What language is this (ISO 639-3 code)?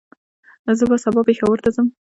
pus